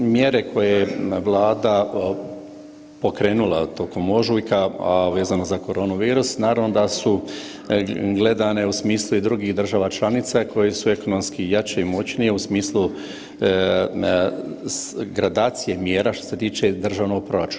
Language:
Croatian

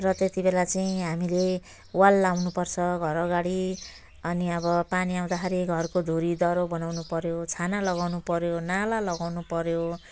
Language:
Nepali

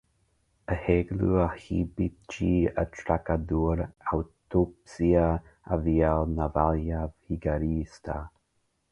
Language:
Portuguese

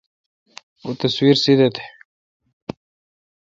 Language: Kalkoti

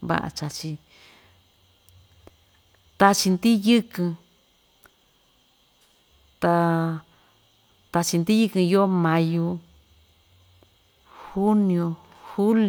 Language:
Ixtayutla Mixtec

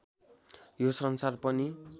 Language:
Nepali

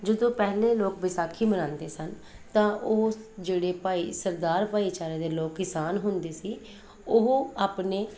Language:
Punjabi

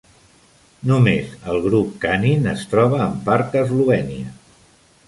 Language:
Catalan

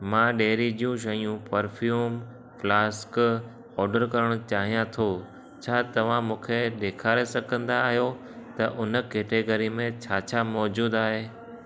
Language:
Sindhi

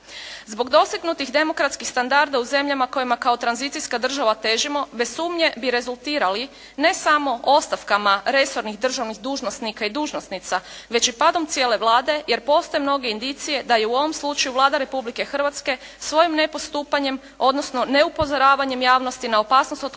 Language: Croatian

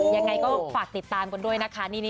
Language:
Thai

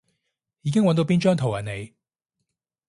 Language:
Cantonese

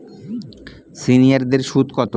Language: Bangla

